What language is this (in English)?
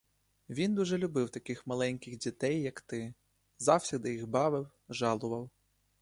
Ukrainian